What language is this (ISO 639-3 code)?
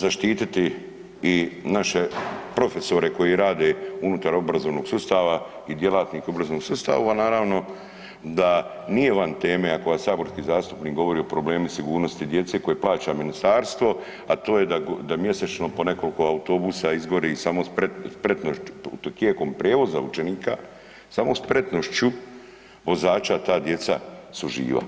hrv